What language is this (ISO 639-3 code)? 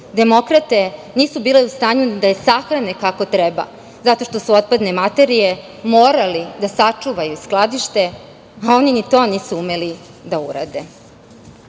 srp